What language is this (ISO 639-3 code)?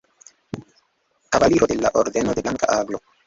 epo